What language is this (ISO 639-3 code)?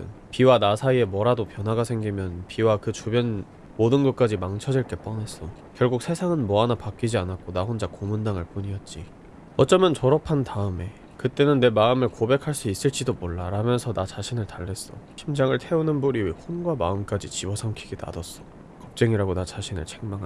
kor